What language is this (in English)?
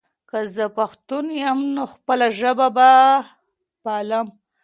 Pashto